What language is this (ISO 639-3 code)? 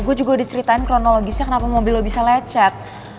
ind